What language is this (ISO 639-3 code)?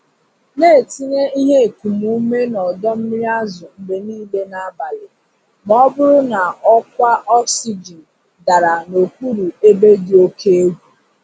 ibo